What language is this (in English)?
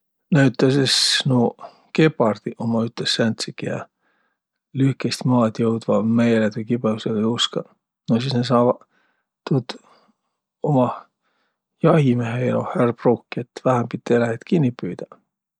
Võro